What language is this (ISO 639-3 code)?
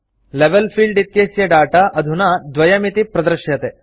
san